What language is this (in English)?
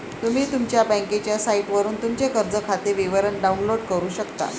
Marathi